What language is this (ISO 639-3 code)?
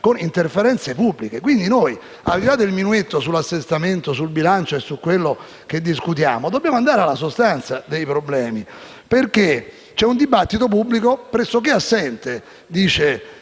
ita